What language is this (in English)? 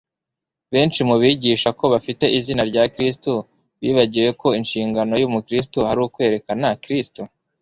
Kinyarwanda